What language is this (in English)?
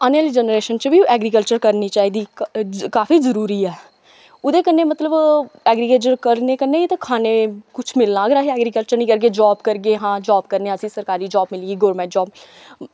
Dogri